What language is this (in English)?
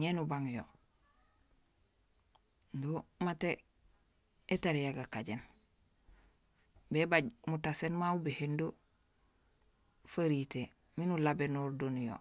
Gusilay